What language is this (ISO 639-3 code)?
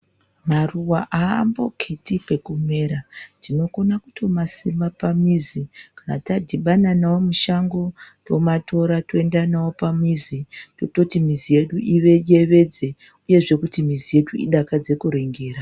ndc